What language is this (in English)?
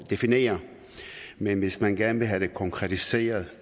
Danish